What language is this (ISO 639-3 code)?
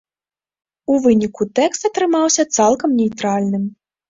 bel